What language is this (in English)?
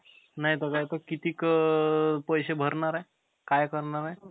Marathi